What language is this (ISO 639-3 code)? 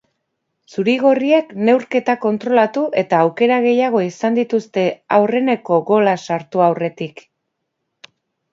eus